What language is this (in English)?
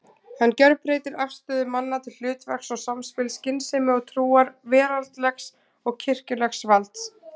Icelandic